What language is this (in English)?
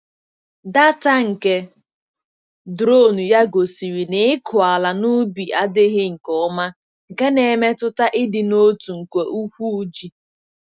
Igbo